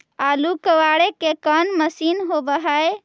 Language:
Magahi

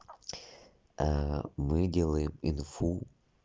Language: Russian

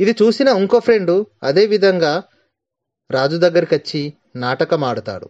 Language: Telugu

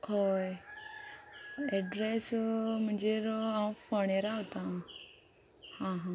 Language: Konkani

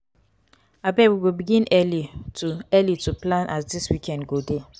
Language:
Nigerian Pidgin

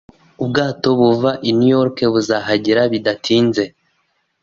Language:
Kinyarwanda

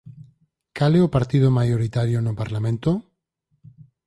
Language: Galician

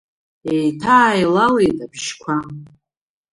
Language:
Abkhazian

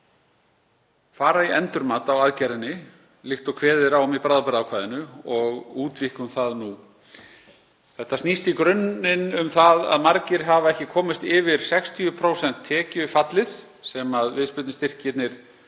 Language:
Icelandic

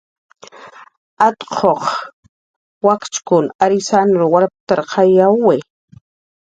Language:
Jaqaru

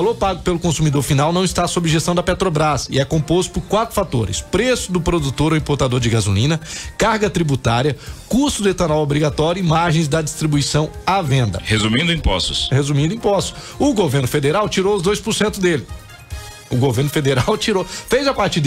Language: Portuguese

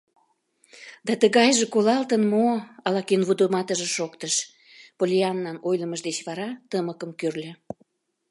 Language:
Mari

